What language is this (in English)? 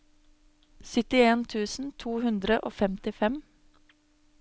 Norwegian